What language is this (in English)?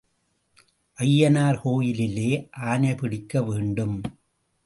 Tamil